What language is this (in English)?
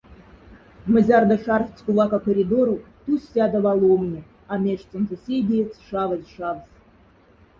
Moksha